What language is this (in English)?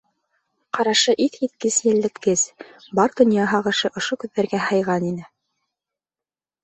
Bashkir